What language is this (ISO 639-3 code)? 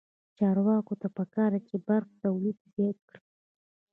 pus